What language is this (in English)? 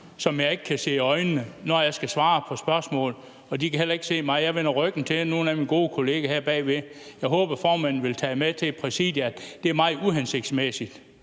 Danish